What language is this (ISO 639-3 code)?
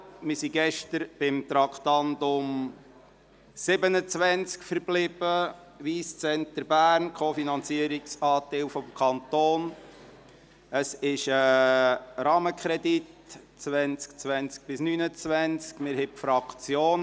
gsw